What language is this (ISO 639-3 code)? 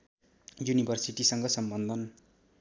nep